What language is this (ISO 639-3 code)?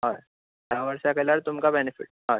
kok